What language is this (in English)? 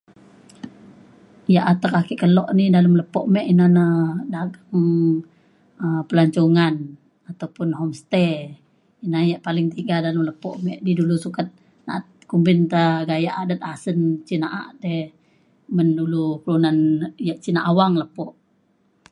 Mainstream Kenyah